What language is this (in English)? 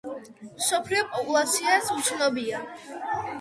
Georgian